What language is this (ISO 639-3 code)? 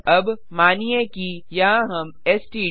hin